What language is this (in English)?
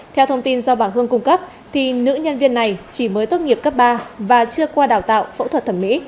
Vietnamese